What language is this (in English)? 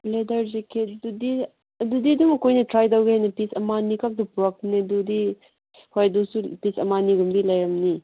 Manipuri